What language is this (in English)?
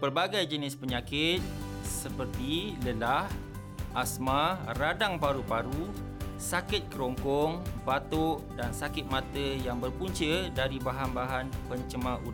Malay